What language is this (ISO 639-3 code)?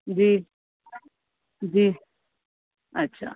urd